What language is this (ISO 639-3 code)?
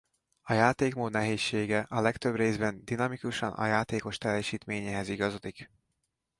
hun